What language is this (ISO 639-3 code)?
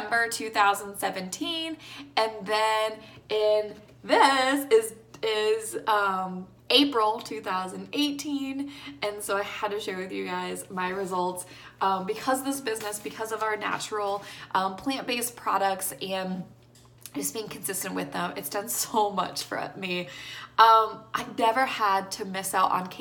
eng